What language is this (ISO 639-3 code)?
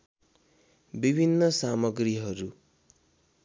nep